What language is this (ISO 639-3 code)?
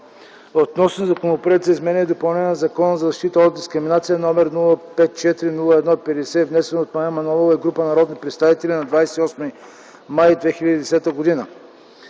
bul